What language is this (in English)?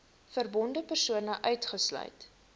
Afrikaans